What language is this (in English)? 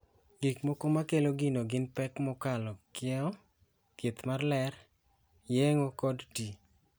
Luo (Kenya and Tanzania)